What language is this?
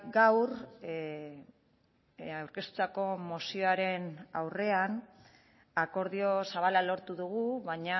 Basque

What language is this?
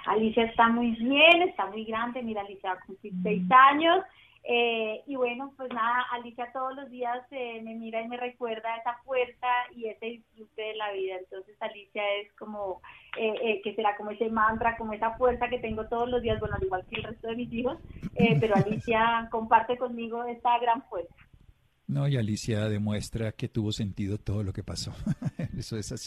Spanish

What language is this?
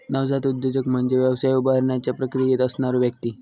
Marathi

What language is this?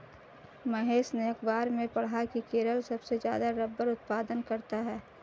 Hindi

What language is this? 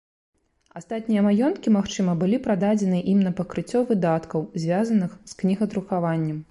Belarusian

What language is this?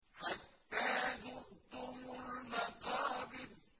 Arabic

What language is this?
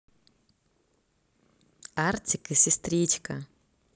Russian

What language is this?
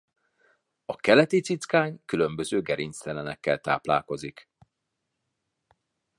Hungarian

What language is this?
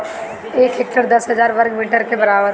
Bhojpuri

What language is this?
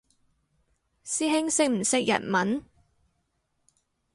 Cantonese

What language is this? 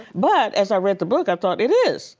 English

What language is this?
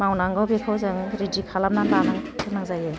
Bodo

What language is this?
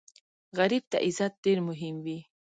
Pashto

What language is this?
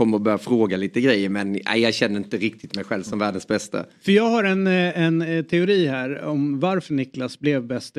Swedish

